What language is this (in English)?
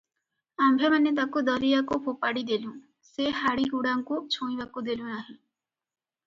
Odia